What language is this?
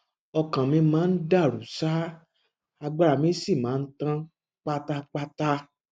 Yoruba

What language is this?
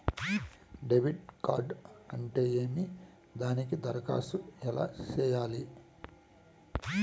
Telugu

